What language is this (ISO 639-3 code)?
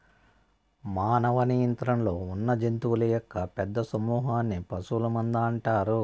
tel